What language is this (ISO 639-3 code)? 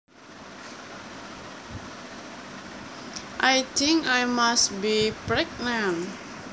jav